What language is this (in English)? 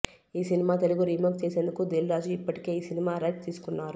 Telugu